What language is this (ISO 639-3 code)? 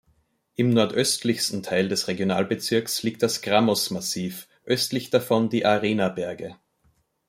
deu